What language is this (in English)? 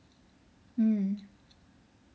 English